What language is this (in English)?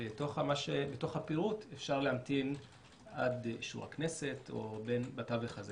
Hebrew